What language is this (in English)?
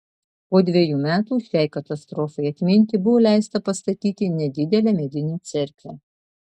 Lithuanian